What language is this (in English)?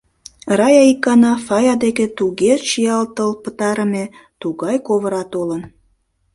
Mari